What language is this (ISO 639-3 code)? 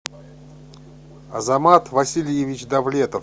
rus